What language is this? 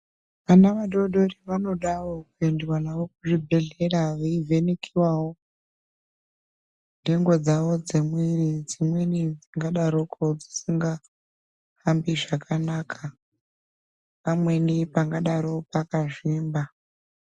Ndau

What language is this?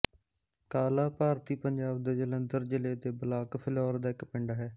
Punjabi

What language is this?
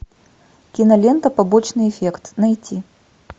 Russian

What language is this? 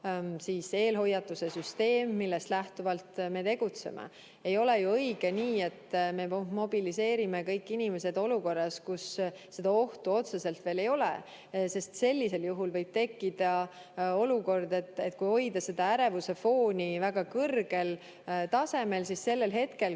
Estonian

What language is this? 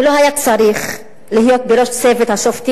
Hebrew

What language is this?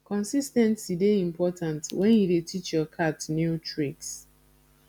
Nigerian Pidgin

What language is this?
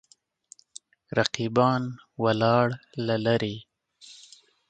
Pashto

